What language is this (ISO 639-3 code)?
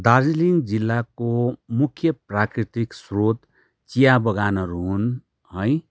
nep